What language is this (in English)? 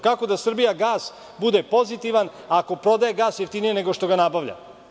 Serbian